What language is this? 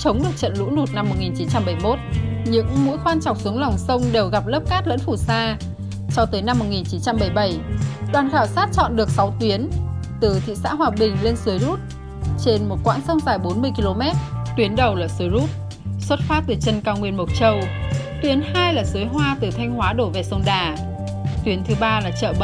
Vietnamese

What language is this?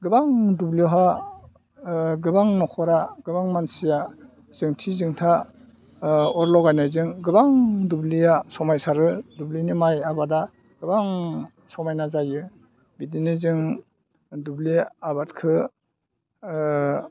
Bodo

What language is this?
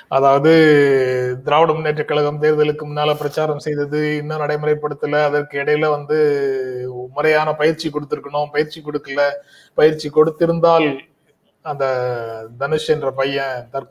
Tamil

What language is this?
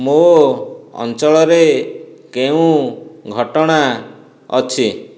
Odia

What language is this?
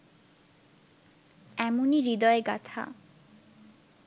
Bangla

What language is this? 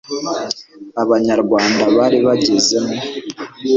Kinyarwanda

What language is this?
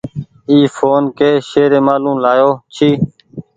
Goaria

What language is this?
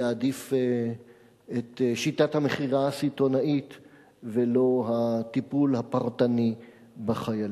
Hebrew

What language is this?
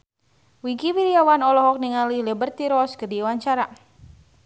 Sundanese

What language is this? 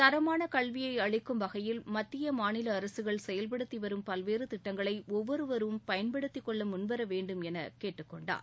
Tamil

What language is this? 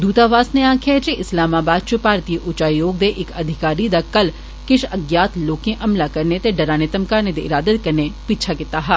Dogri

